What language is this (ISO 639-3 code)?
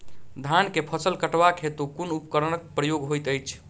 mai